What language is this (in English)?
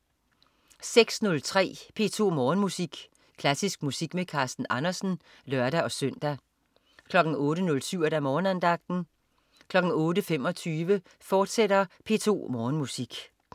Danish